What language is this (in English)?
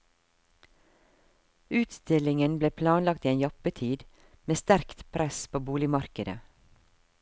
Norwegian